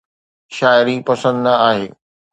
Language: Sindhi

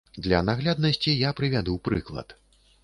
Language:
Belarusian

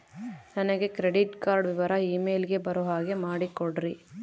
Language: Kannada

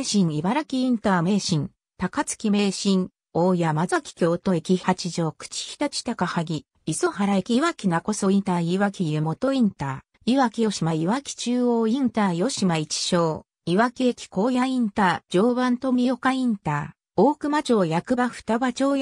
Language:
Japanese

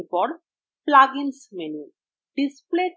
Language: Bangla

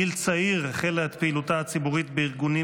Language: Hebrew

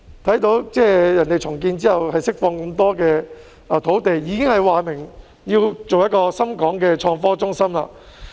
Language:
Cantonese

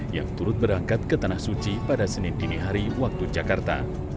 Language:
Indonesian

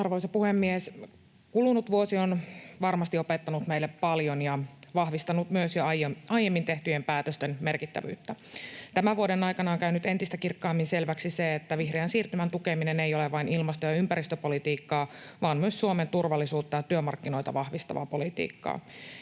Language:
Finnish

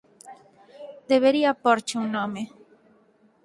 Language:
Galician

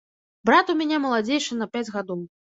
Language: Belarusian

